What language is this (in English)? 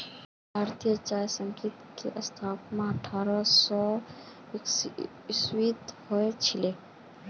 Magahi